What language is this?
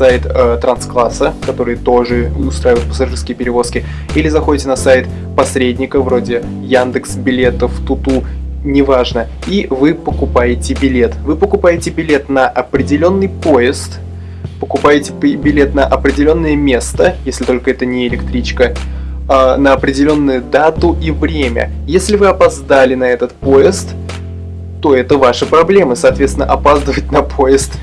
Russian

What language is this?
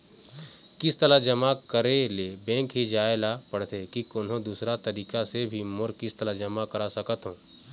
Chhattisgarhi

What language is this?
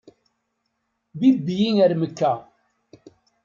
Kabyle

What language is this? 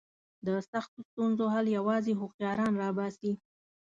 Pashto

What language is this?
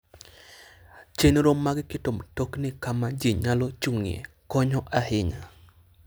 Luo (Kenya and Tanzania)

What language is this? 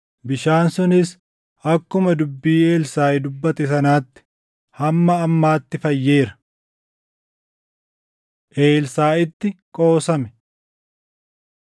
Oromo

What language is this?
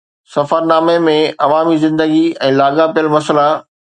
Sindhi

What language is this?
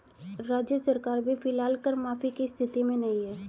Hindi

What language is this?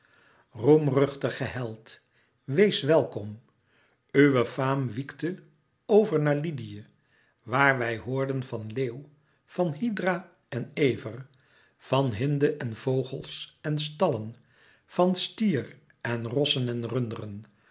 Dutch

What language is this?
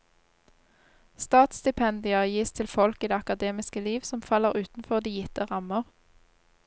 Norwegian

